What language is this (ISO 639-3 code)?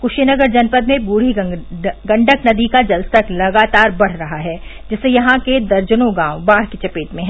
hin